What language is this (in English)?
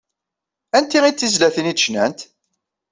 Kabyle